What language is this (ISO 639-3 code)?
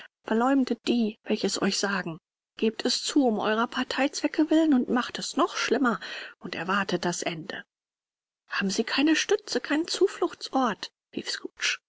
deu